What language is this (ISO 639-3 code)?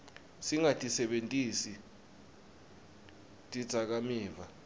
ssw